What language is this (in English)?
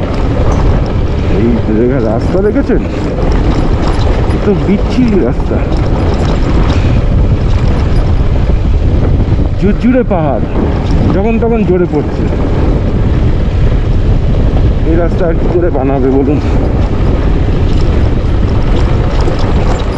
Turkish